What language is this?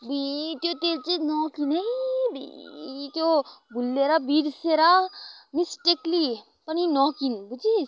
Nepali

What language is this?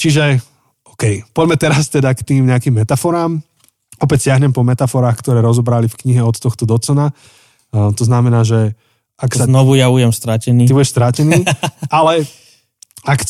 Slovak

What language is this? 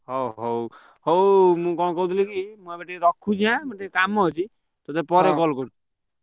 Odia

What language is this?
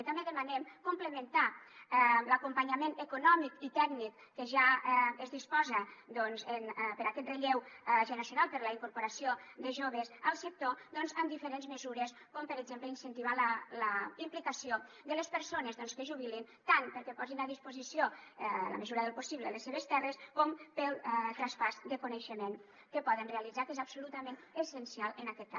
Catalan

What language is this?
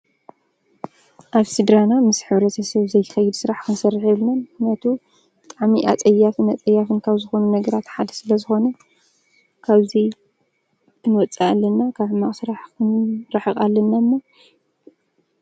Tigrinya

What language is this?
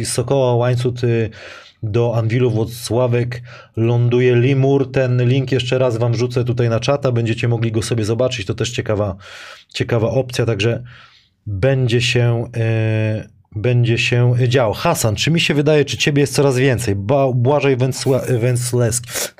Polish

